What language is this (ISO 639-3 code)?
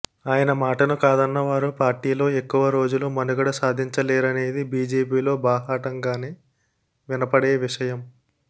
tel